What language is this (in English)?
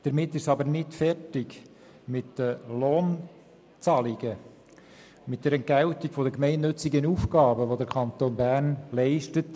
Swiss German